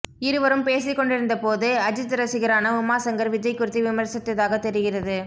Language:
Tamil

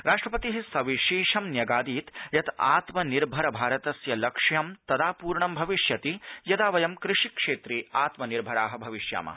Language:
Sanskrit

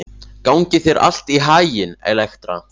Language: Icelandic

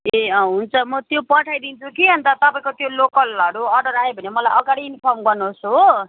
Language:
Nepali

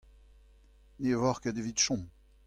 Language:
Breton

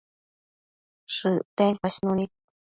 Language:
Matsés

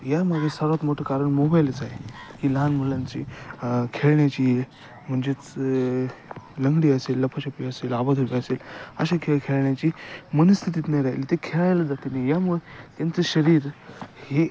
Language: Marathi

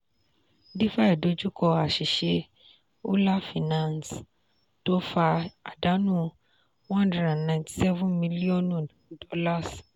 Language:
Yoruba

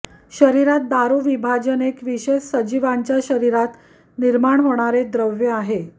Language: Marathi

